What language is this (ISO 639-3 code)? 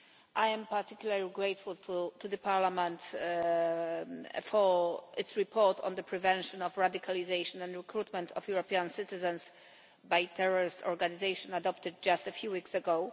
eng